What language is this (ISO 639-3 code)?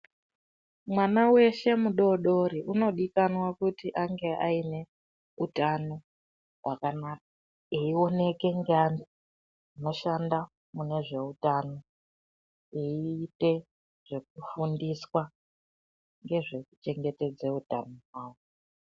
ndc